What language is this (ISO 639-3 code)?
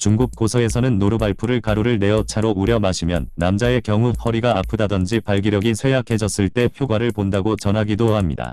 kor